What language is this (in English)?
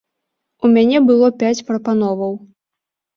Belarusian